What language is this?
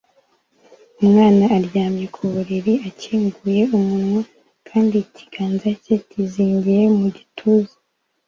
Kinyarwanda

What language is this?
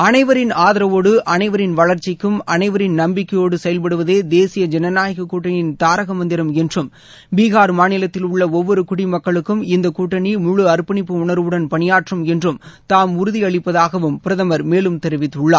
Tamil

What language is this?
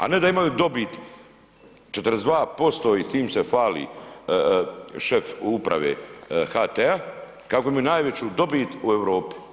Croatian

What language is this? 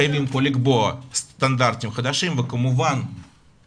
Hebrew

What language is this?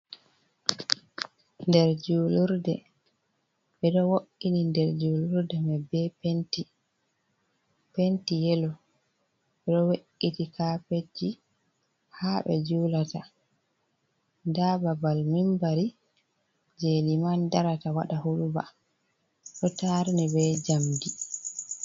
Fula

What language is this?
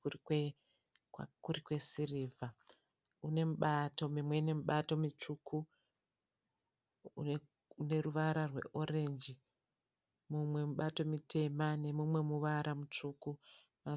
Shona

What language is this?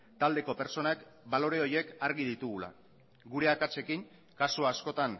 Basque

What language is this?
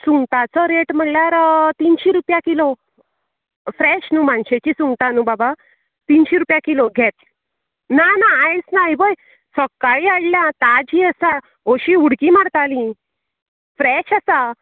Konkani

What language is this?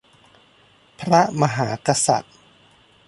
Thai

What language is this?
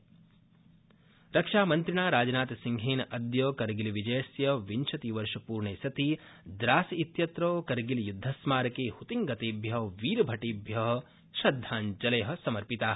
Sanskrit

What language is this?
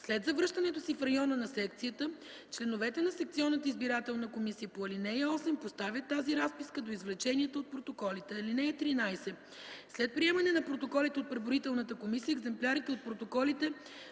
Bulgarian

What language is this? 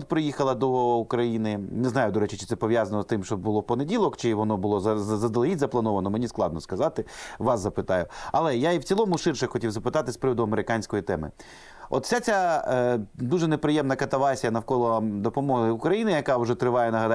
Ukrainian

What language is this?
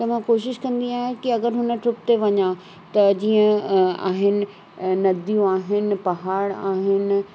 Sindhi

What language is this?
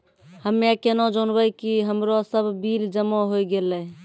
Maithili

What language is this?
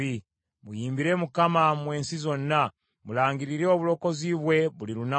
Ganda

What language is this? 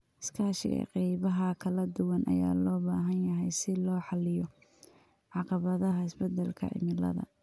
Somali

